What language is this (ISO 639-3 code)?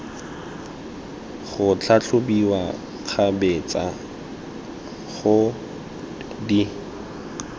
tsn